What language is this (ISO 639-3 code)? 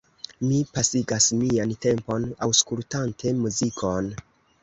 epo